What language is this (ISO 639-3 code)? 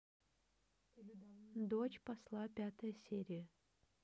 rus